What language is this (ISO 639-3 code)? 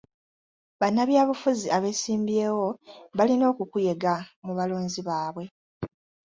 lug